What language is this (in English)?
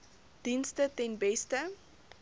Afrikaans